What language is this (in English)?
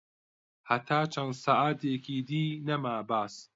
Central Kurdish